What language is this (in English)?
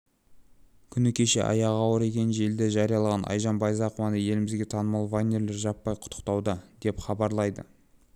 Kazakh